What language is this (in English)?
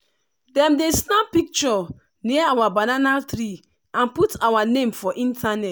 Nigerian Pidgin